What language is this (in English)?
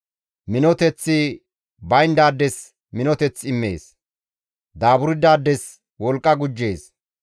Gamo